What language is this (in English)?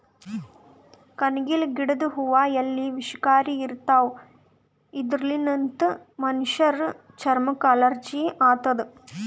Kannada